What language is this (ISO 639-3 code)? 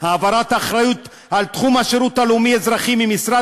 heb